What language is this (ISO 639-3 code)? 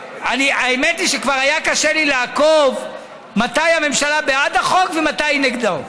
heb